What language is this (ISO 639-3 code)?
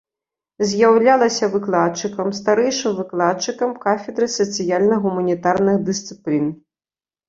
bel